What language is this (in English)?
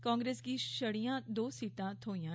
Dogri